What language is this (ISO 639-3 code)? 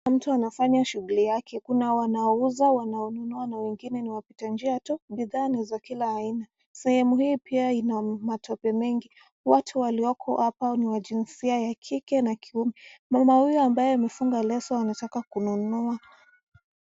swa